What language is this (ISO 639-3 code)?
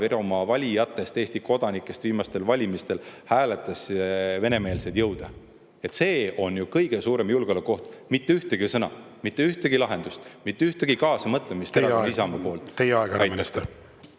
est